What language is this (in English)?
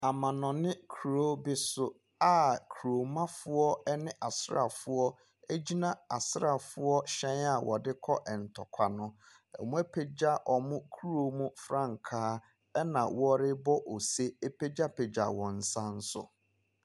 Akan